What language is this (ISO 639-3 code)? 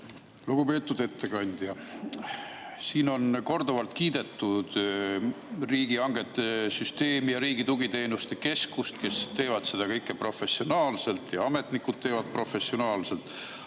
est